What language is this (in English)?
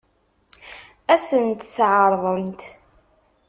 Kabyle